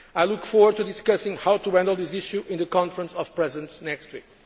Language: English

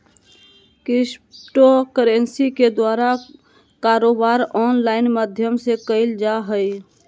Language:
Magahi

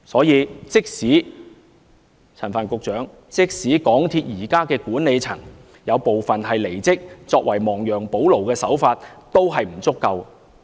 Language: Cantonese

